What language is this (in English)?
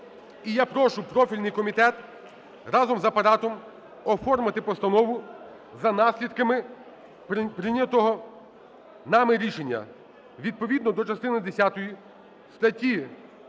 Ukrainian